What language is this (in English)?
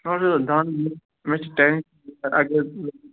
Kashmiri